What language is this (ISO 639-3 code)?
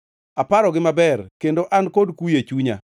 luo